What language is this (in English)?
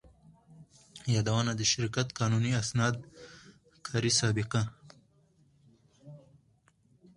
Pashto